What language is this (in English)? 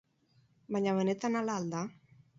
Basque